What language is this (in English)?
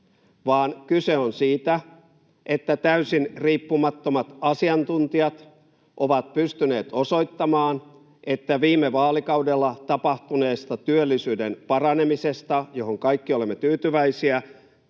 Finnish